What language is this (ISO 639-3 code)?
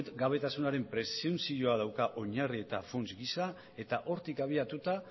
eus